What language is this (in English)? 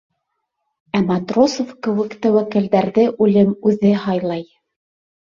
Bashkir